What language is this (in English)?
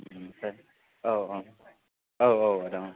Bodo